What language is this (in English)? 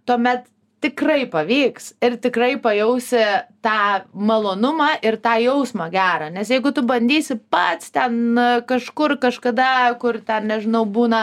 Lithuanian